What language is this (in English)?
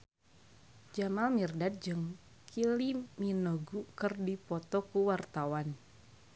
Sundanese